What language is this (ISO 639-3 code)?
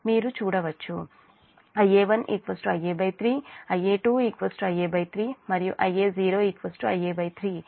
tel